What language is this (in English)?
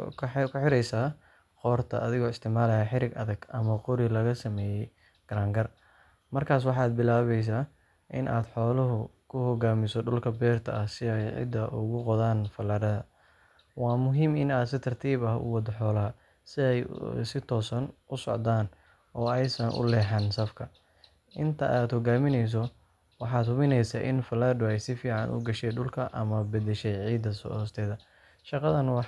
Somali